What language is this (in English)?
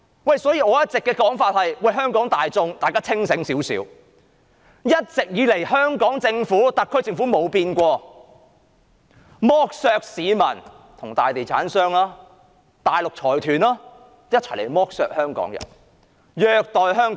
Cantonese